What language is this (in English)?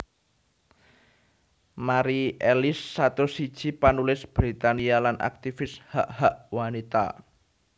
Javanese